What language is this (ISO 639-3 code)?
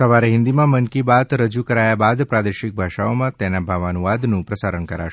guj